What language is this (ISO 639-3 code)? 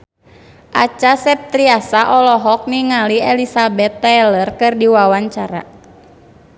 sun